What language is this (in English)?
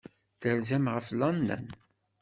Kabyle